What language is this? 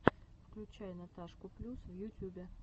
Russian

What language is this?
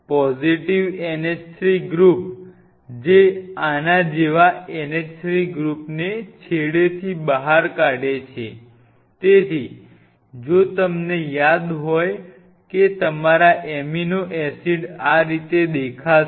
Gujarati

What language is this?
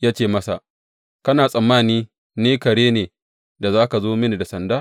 Hausa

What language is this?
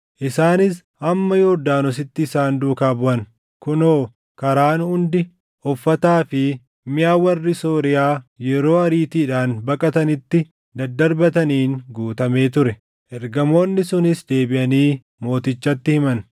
Oromo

